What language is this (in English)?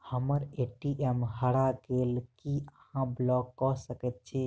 Maithili